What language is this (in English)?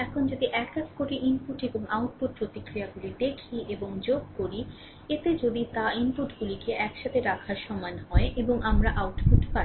Bangla